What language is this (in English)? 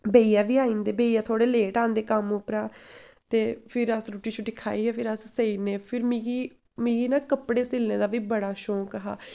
Dogri